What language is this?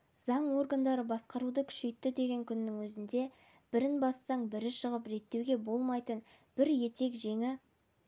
Kazakh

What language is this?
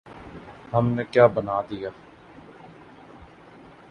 Urdu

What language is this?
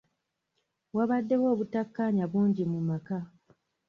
Ganda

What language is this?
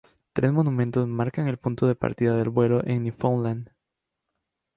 Spanish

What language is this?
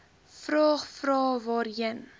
Afrikaans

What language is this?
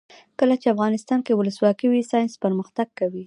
Pashto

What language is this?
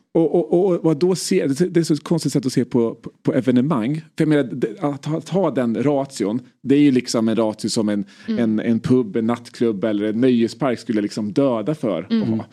Swedish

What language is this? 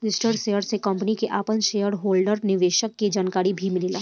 Bhojpuri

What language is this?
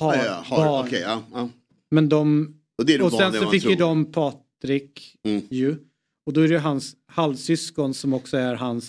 Swedish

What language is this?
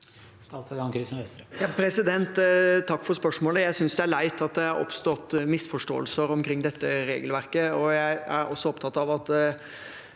Norwegian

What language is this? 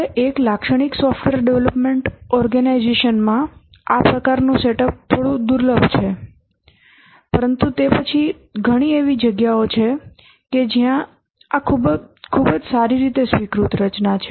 Gujarati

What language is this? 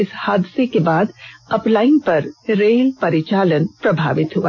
Hindi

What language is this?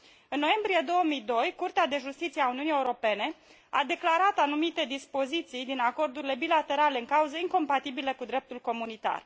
Romanian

